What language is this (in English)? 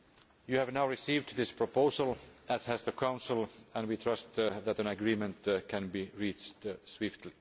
English